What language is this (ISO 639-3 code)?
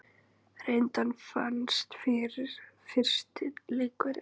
isl